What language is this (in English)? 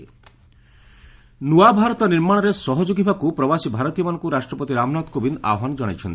Odia